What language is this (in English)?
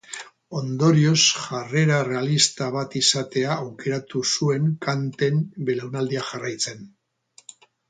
Basque